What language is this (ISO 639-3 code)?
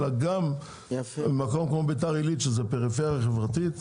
heb